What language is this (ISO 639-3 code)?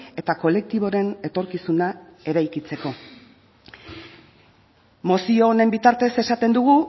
eus